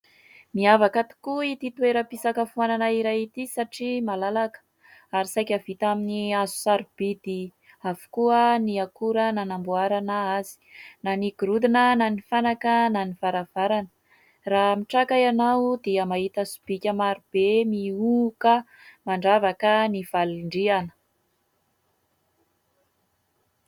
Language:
Malagasy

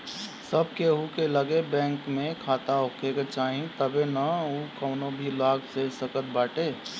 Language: Bhojpuri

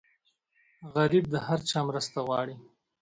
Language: Pashto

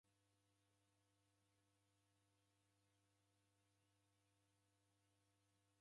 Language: Taita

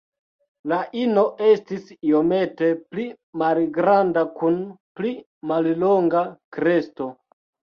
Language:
Esperanto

